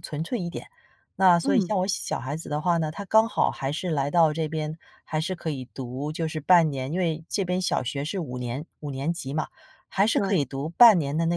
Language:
Chinese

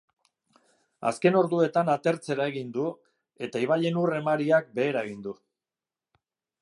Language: Basque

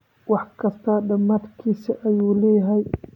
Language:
Somali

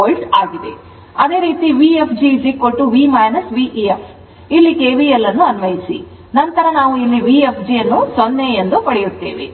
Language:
Kannada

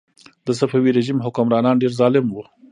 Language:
Pashto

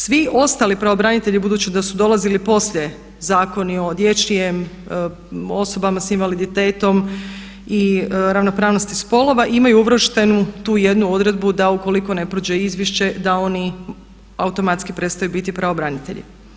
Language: Croatian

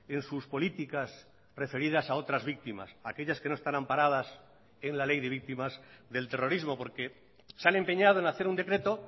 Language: Spanish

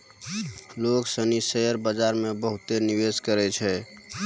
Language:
Maithili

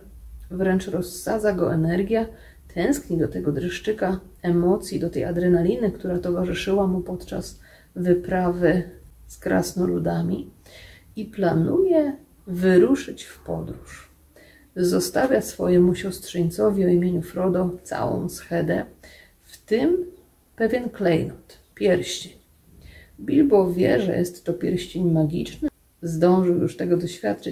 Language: Polish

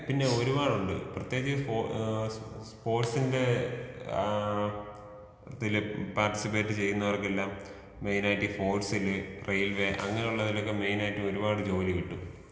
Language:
Malayalam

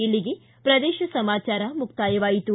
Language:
Kannada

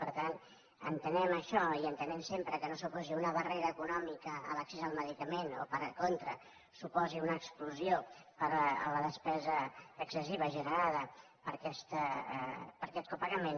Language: Catalan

